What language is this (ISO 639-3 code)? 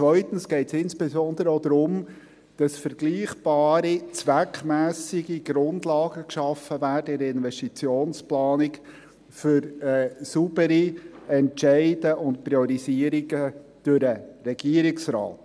gsw